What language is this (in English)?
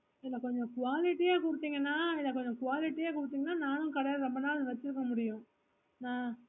Tamil